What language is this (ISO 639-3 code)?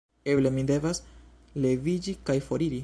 epo